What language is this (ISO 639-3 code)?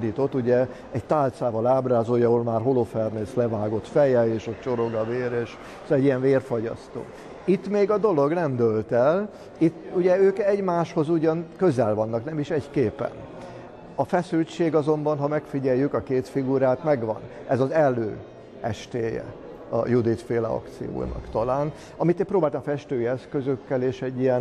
hun